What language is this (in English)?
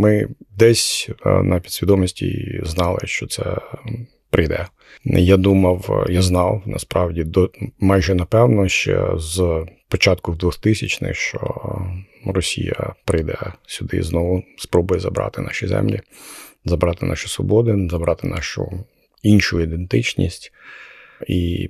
Ukrainian